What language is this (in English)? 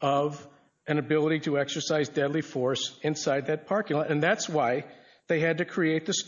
English